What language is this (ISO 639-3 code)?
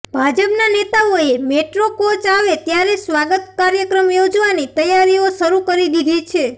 guj